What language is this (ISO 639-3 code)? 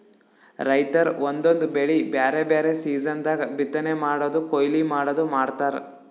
kan